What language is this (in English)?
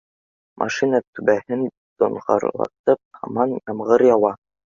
Bashkir